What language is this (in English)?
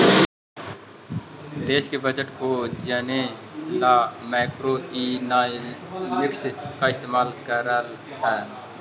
Magahi